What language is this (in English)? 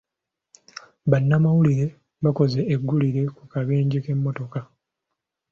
Ganda